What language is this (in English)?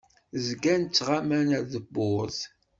Kabyle